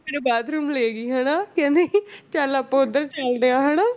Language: Punjabi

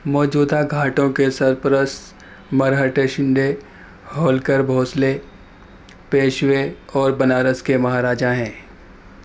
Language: Urdu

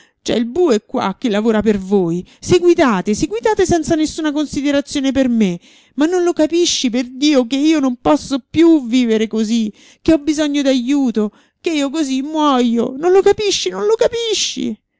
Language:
Italian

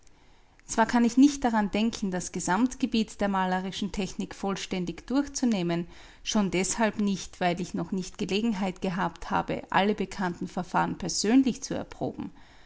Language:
German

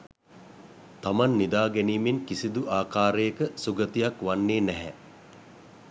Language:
Sinhala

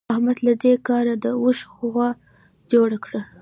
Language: Pashto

